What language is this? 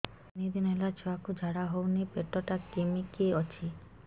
Odia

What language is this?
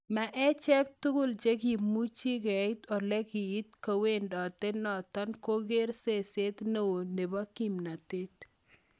Kalenjin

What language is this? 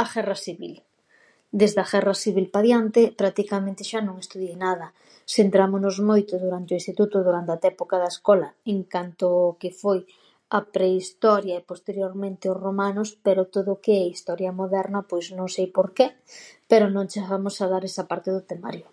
Galician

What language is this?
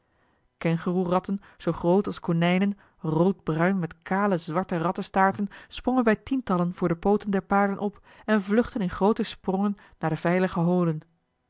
Dutch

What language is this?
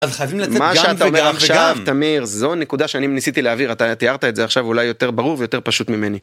Hebrew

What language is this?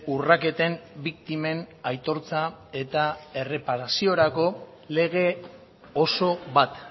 Basque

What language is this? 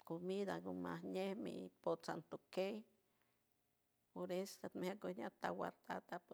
San Francisco Del Mar Huave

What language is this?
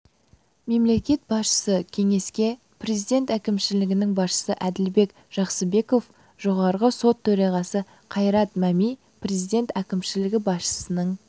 Kazakh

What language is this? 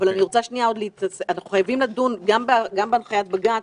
Hebrew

